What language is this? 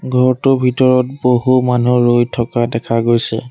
Assamese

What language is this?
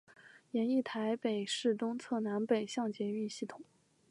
Chinese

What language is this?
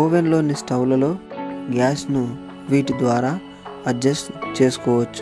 Hindi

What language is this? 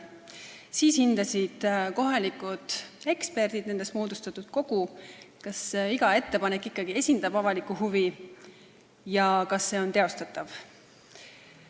Estonian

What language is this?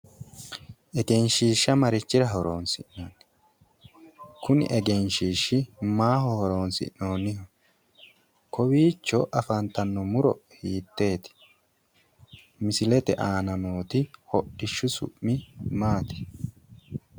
Sidamo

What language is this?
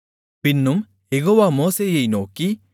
Tamil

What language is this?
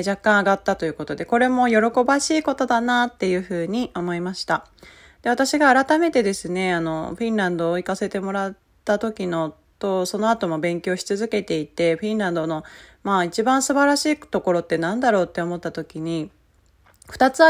Japanese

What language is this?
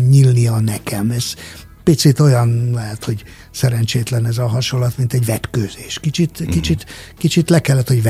Hungarian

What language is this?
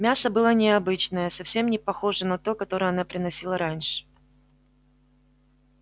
Russian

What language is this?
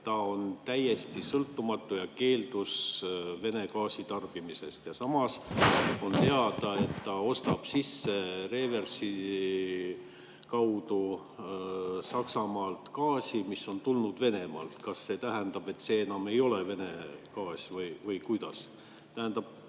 Estonian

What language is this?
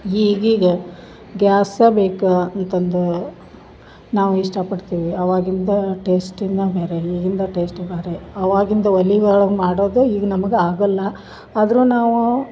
Kannada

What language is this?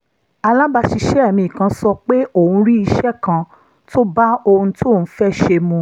Yoruba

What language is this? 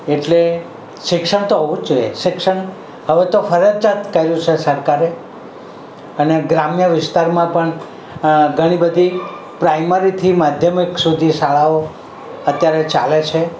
Gujarati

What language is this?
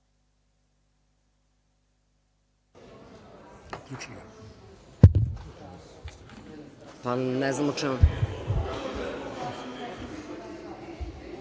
Serbian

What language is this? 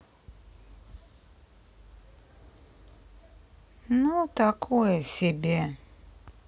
Russian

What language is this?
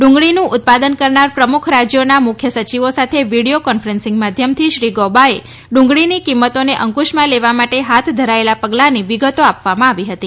Gujarati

